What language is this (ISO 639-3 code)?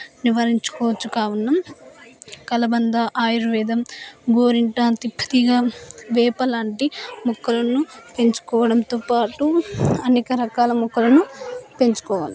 tel